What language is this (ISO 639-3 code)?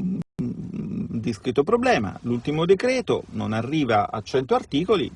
ita